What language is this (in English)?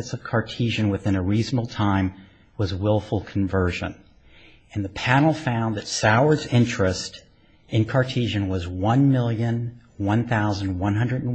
English